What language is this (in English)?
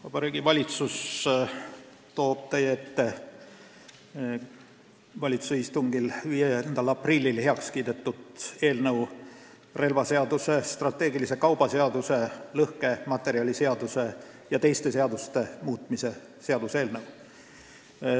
Estonian